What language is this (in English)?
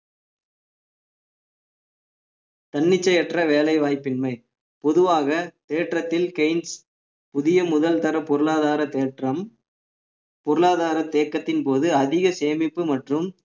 Tamil